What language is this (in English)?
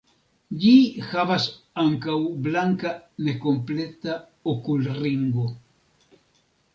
Esperanto